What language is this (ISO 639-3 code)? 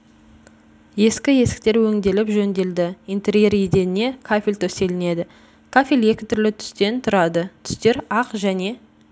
kaz